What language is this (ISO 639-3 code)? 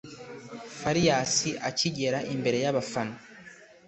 kin